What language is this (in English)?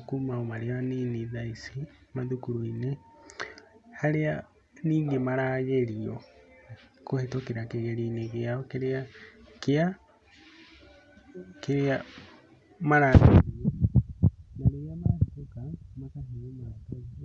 Kikuyu